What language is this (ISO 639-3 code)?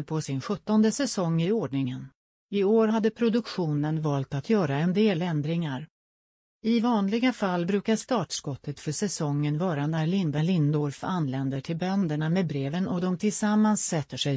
swe